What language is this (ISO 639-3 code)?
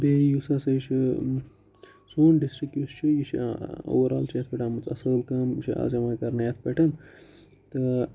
kas